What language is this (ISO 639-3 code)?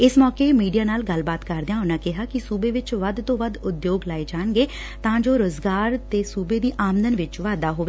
pan